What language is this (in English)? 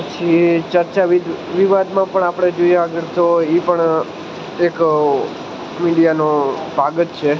Gujarati